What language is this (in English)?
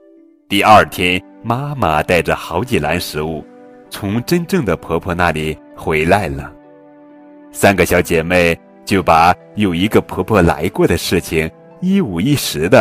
Chinese